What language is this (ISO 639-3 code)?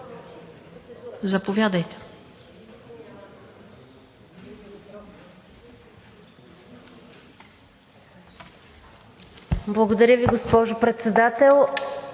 bul